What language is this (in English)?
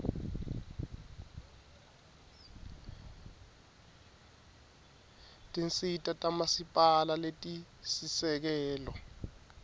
Swati